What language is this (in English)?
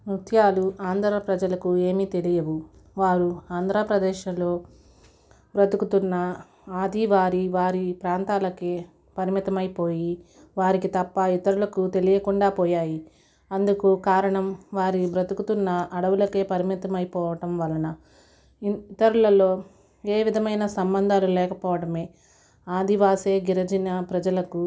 Telugu